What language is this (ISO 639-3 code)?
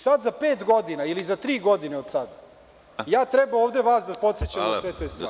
srp